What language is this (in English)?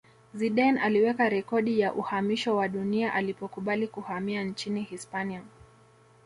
Swahili